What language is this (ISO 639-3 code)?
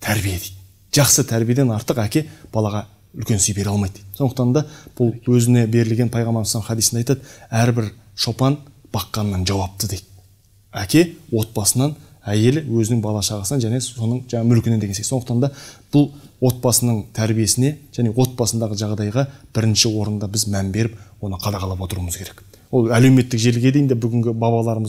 tur